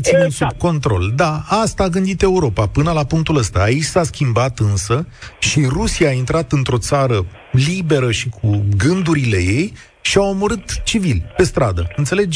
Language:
Romanian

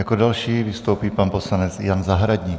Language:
Czech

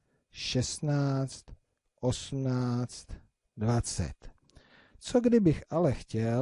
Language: Czech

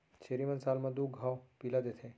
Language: Chhattisgarhi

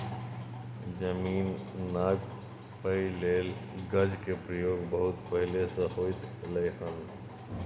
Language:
Maithili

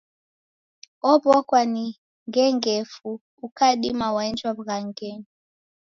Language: Taita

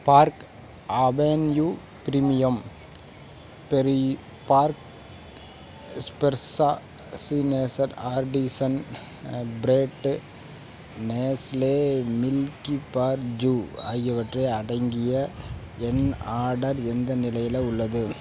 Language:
Tamil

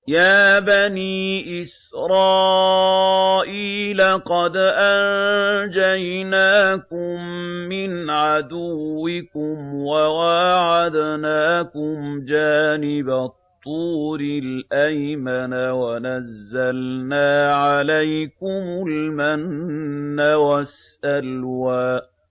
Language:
Arabic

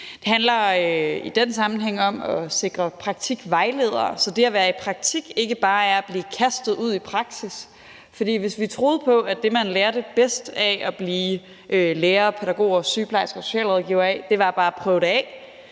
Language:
Danish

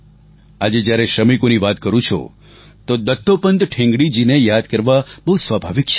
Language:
Gujarati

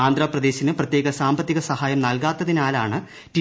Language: Malayalam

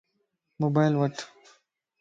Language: Lasi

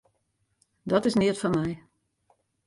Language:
Western Frisian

